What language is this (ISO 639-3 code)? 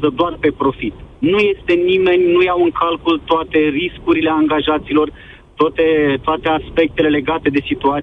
ron